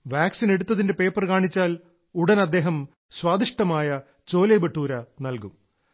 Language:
Malayalam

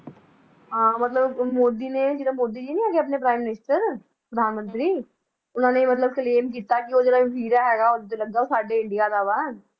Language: Punjabi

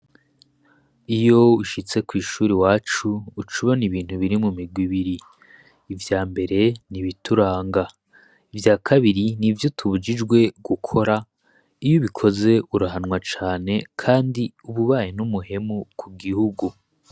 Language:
Rundi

